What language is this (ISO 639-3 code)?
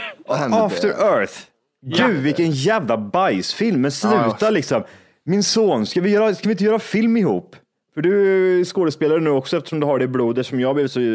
swe